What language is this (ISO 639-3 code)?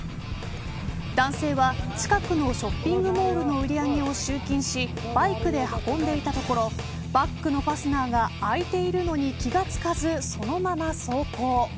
jpn